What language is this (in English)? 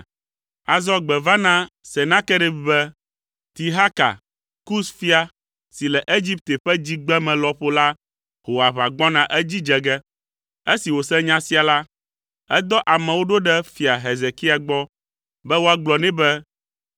Ewe